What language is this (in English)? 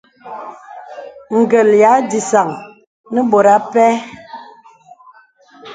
Bebele